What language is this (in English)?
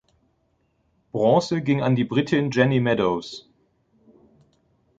German